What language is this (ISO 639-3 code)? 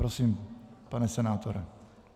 ces